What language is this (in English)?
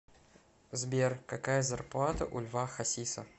Russian